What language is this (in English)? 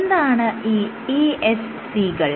Malayalam